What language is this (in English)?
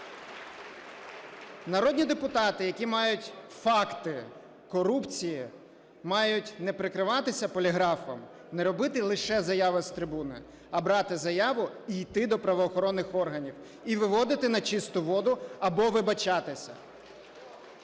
Ukrainian